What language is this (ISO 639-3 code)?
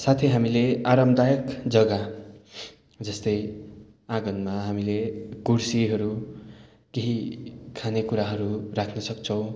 nep